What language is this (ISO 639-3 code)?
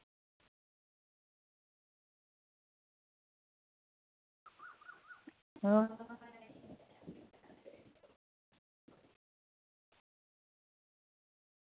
sat